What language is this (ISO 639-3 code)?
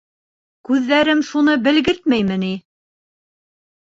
bak